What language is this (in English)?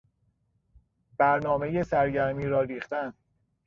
Persian